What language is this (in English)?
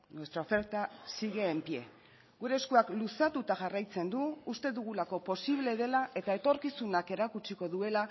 Basque